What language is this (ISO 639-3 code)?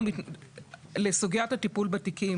heb